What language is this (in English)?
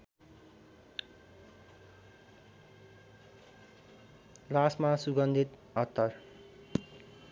Nepali